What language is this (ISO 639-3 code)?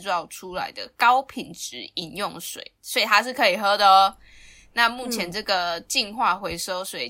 zho